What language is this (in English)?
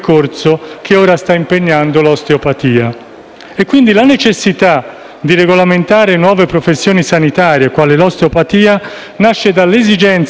Italian